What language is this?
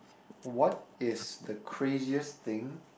English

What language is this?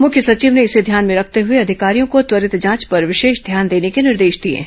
Hindi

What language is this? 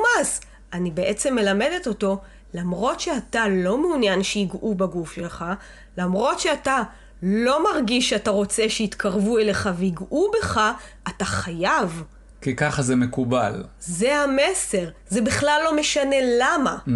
Hebrew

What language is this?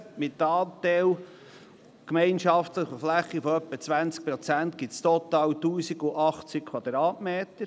Swiss German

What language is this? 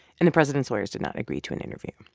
English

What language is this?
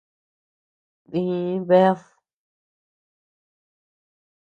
Tepeuxila Cuicatec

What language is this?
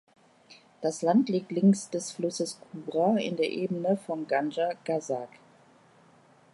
German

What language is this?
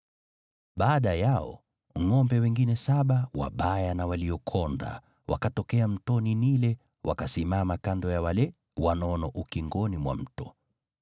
Swahili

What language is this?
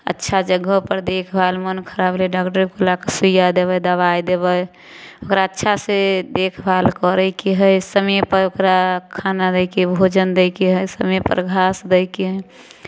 Maithili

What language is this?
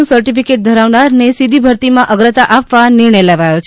Gujarati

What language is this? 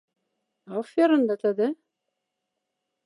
Moksha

